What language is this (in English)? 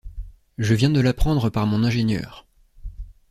French